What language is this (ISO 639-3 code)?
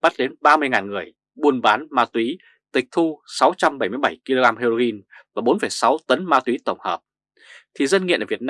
vie